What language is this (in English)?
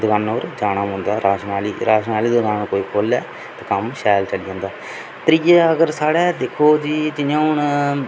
Dogri